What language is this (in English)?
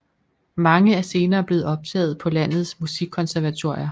Danish